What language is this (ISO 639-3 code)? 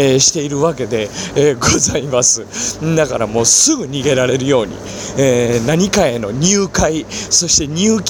jpn